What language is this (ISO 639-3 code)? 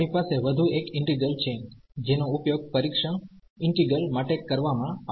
guj